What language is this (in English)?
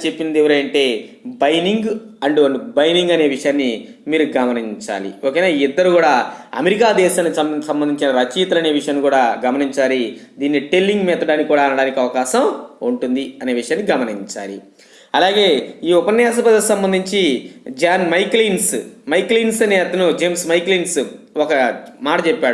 English